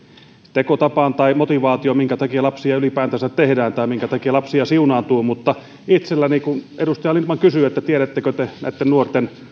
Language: Finnish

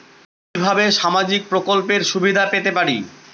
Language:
Bangla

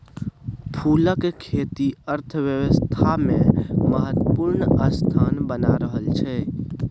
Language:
Maithili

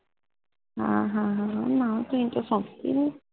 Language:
Punjabi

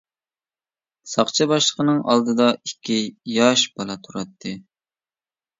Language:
Uyghur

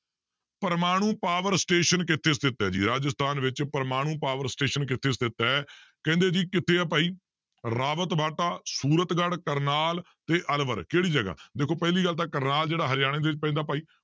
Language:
Punjabi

